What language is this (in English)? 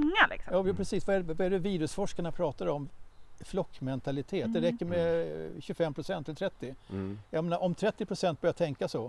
Swedish